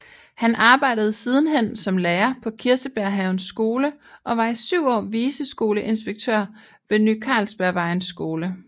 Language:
Danish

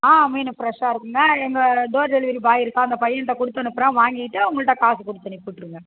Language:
Tamil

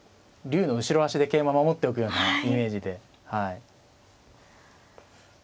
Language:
Japanese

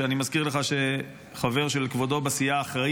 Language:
Hebrew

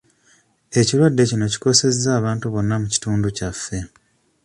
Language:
Ganda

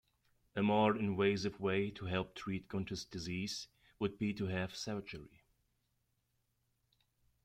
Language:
English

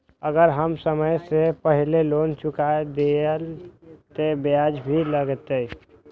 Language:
Maithili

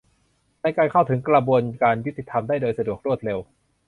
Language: Thai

